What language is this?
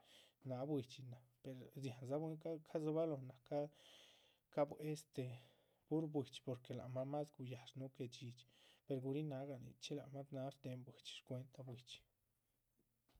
Chichicapan Zapotec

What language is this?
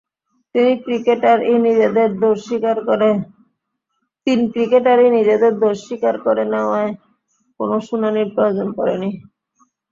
Bangla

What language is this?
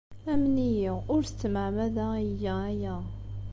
Kabyle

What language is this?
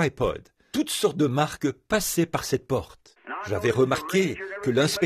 French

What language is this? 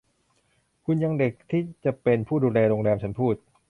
Thai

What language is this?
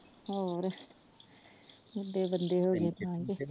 Punjabi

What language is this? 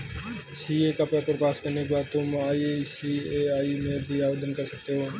Hindi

